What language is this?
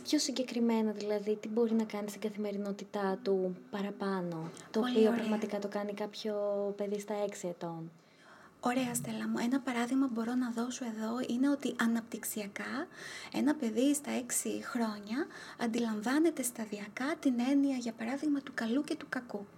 Greek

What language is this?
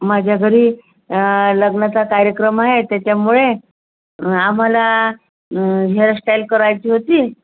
Marathi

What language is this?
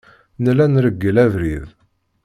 Kabyle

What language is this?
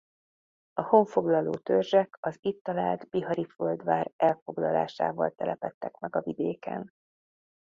Hungarian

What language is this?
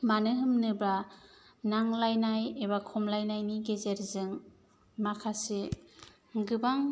Bodo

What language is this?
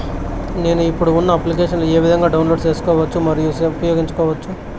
Telugu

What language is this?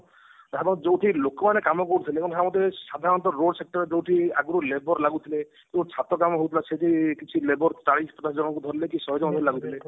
Odia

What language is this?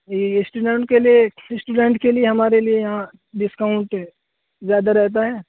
Urdu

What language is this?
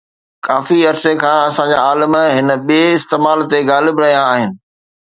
Sindhi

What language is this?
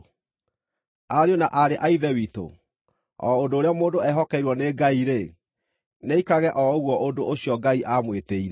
Kikuyu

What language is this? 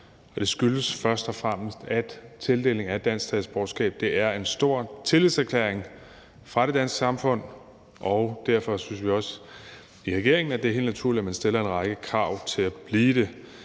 Danish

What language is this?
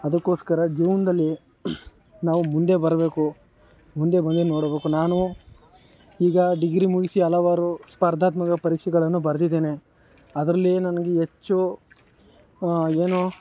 Kannada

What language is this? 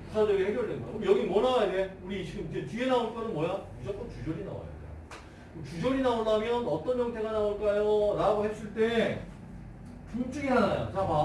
Korean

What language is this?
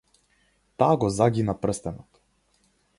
Macedonian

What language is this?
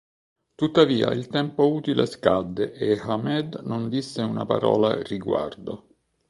Italian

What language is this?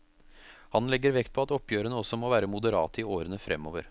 Norwegian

